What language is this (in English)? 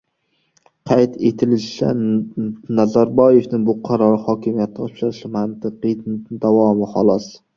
Uzbek